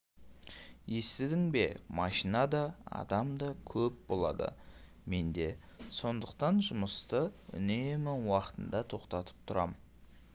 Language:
Kazakh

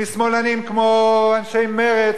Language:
Hebrew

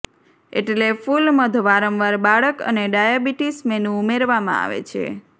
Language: Gujarati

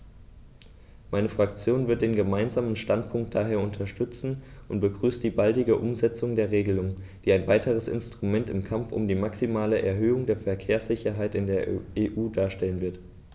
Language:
German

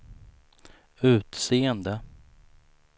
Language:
Swedish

